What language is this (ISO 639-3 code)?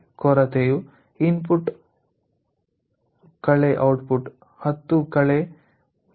kan